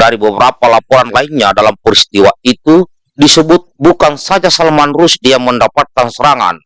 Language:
Indonesian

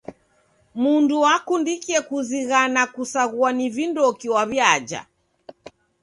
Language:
Taita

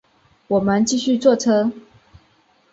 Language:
Chinese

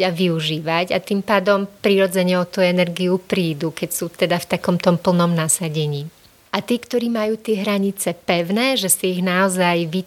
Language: Slovak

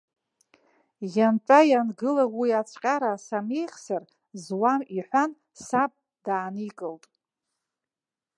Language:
Abkhazian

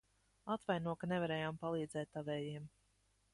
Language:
Latvian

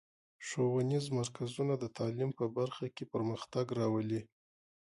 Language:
Pashto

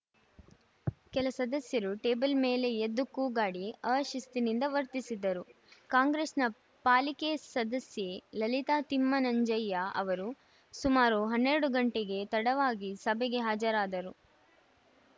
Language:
Kannada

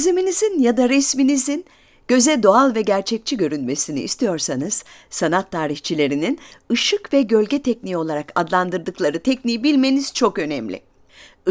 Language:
Turkish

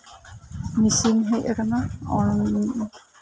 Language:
Santali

